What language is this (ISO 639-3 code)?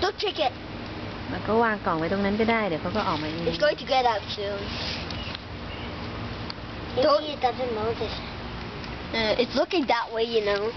tha